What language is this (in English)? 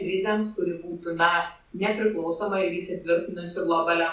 Lithuanian